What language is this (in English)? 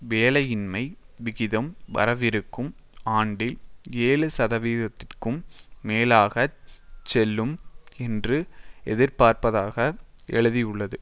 Tamil